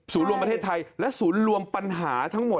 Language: Thai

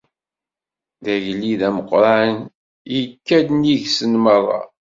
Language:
Kabyle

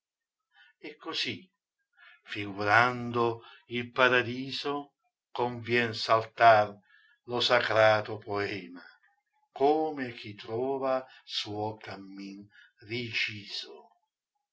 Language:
Italian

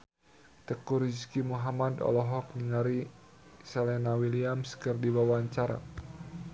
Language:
Sundanese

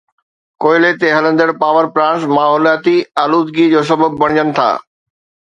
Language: Sindhi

